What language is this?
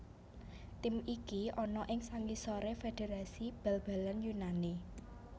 Javanese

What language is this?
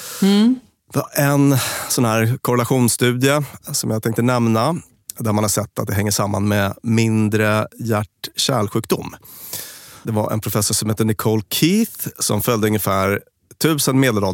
Swedish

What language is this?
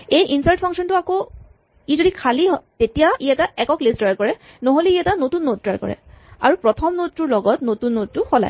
Assamese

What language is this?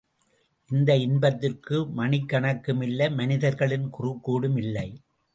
Tamil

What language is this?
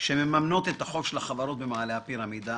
Hebrew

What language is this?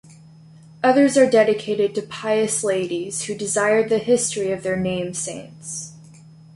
English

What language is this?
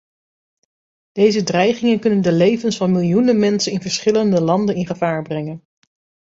Dutch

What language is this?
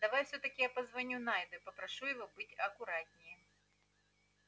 Russian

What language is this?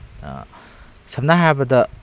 Manipuri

